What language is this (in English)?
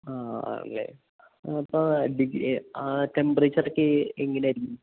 Malayalam